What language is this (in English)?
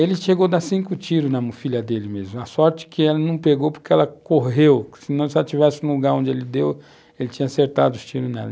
Portuguese